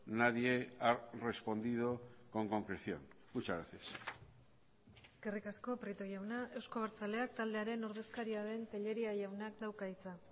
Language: Basque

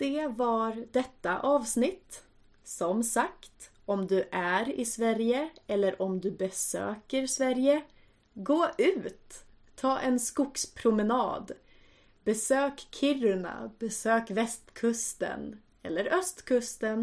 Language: Swedish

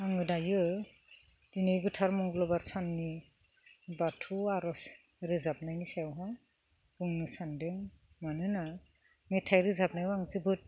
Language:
Bodo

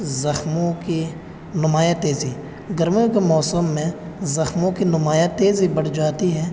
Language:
Urdu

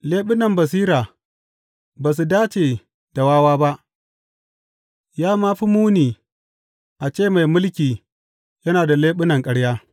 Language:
Hausa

